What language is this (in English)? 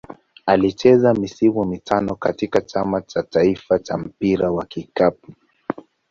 Swahili